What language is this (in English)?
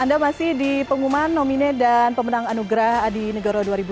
Indonesian